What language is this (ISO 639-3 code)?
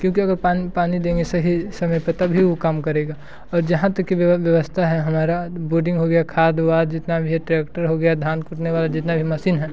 hin